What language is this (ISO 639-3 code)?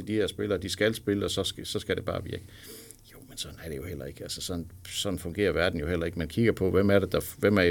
dan